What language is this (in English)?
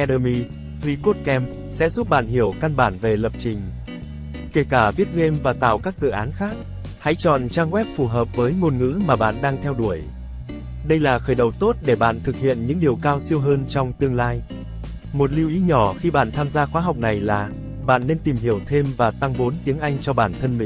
Vietnamese